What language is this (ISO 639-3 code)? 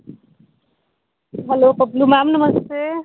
doi